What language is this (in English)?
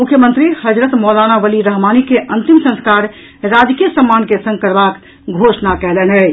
Maithili